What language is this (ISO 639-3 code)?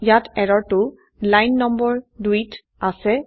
asm